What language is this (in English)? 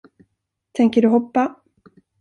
Swedish